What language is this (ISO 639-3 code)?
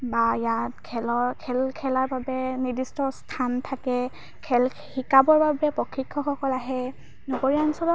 asm